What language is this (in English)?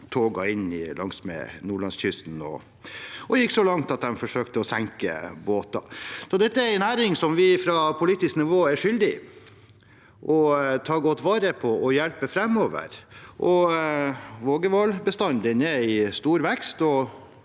Norwegian